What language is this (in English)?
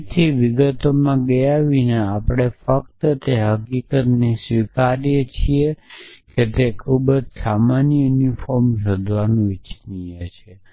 Gujarati